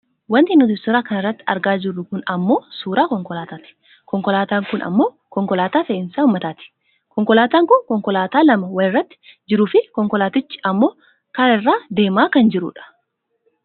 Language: Oromo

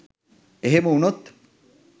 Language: Sinhala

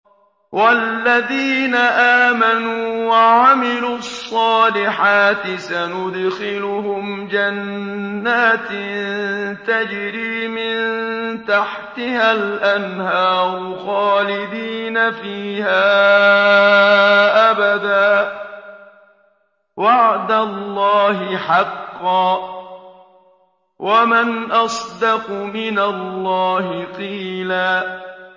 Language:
Arabic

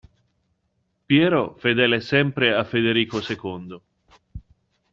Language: Italian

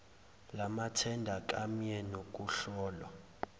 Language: Zulu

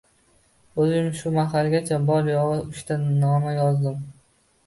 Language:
Uzbek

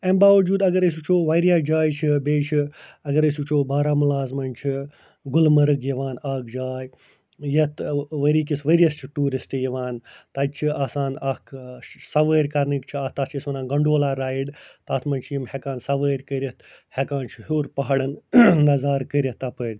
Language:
Kashmiri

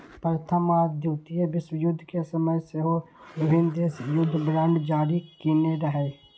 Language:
Maithili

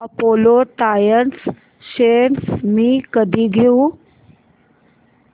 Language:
Marathi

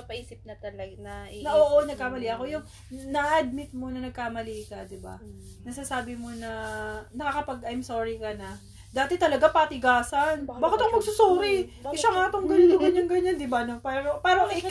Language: Filipino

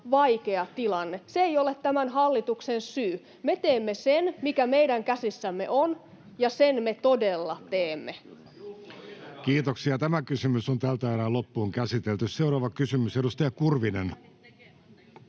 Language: Finnish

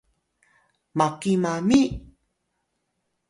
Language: Atayal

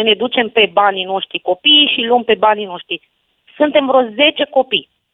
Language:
Romanian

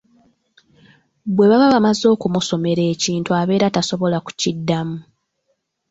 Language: Ganda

